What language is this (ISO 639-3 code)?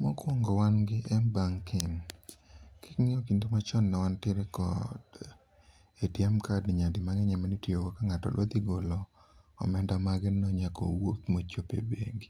luo